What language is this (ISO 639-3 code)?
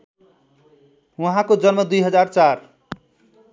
nep